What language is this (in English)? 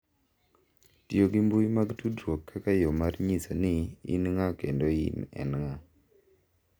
Luo (Kenya and Tanzania)